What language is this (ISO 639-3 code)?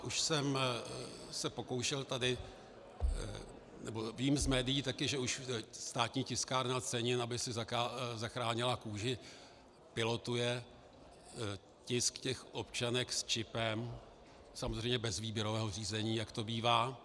ces